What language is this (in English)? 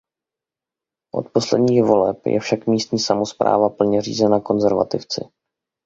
Czech